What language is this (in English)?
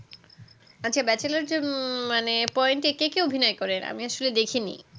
Bangla